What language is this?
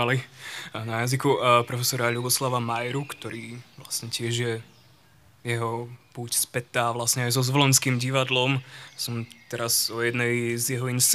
Slovak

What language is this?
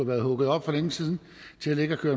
Danish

